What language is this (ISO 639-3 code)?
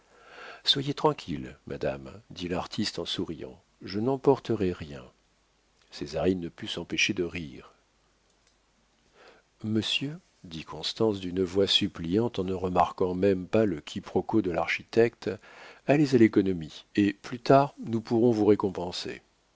fra